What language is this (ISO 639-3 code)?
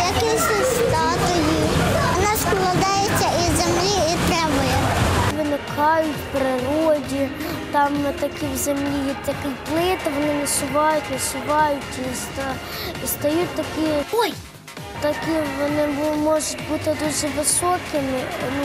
ukr